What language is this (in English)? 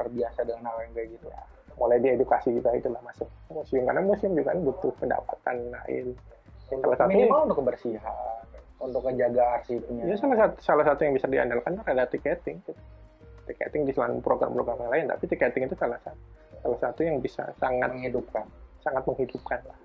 Indonesian